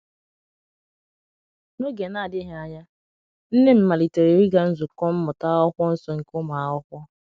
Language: Igbo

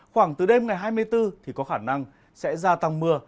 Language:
Vietnamese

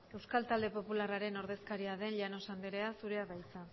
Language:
Basque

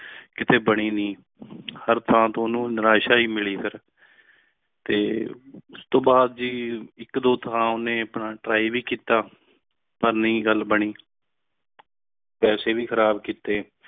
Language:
Punjabi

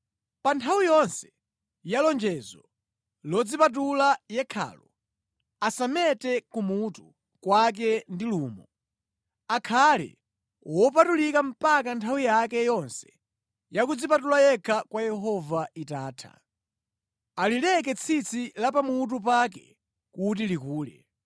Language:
Nyanja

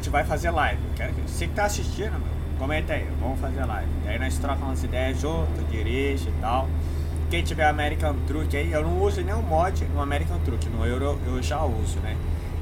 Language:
Portuguese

